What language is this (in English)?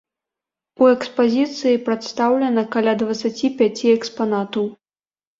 Belarusian